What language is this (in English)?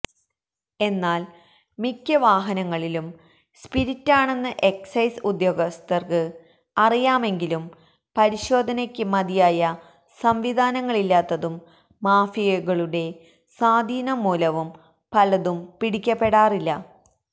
Malayalam